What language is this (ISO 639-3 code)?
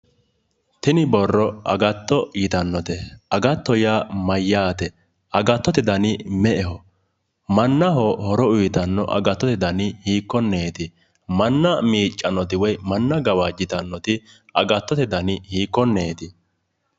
sid